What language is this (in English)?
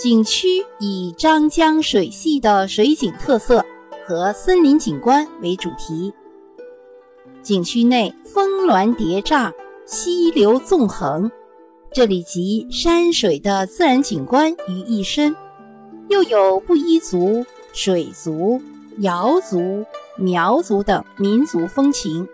Chinese